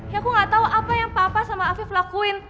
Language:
Indonesian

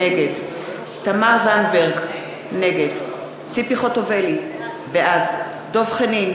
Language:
Hebrew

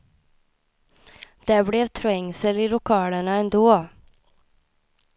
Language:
Swedish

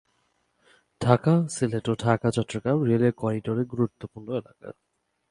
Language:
Bangla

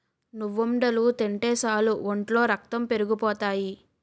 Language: Telugu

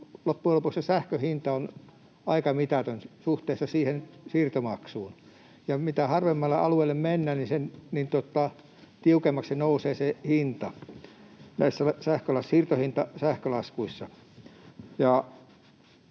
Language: Finnish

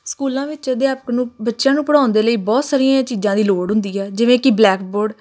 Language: Punjabi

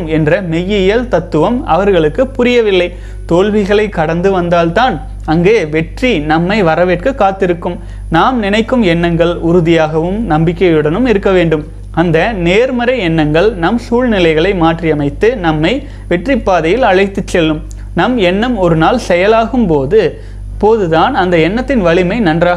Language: Tamil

